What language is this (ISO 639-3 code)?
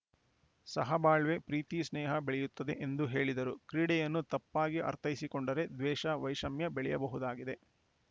kan